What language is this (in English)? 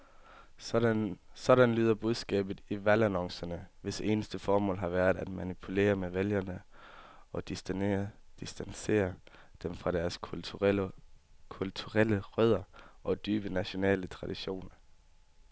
Danish